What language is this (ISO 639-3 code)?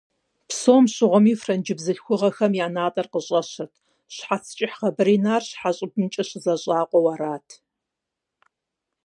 kbd